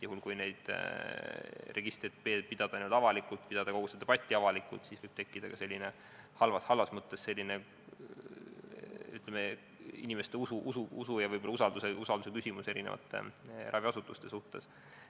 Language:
Estonian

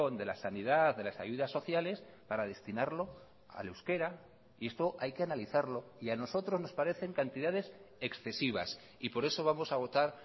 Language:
Spanish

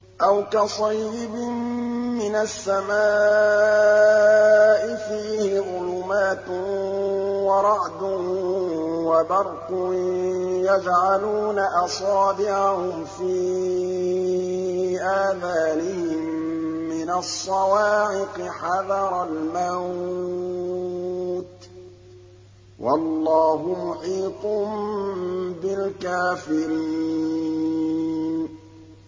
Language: Arabic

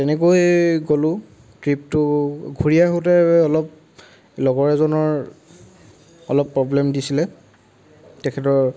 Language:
Assamese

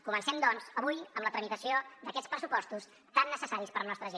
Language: Catalan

